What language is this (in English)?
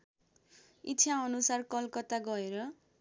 Nepali